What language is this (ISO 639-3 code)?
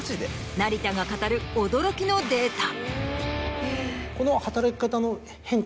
jpn